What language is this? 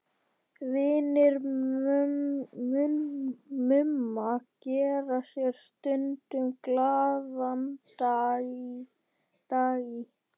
Icelandic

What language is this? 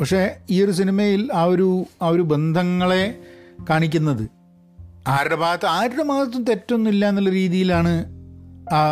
Malayalam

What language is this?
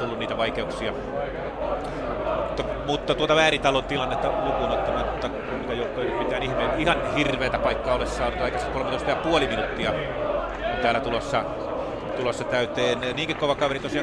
Finnish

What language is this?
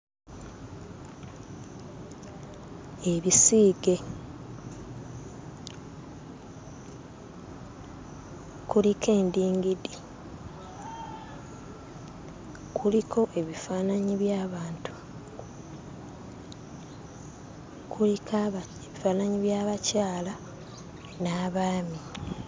Ganda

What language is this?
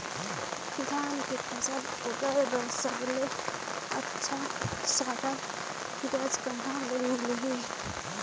Chhattisgarhi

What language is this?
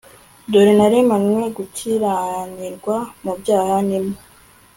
Kinyarwanda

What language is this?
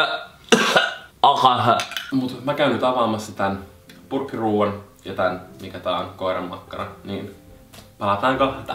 Finnish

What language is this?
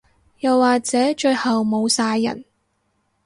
Cantonese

